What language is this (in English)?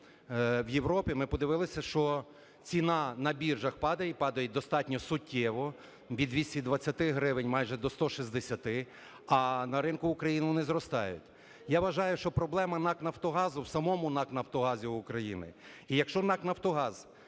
Ukrainian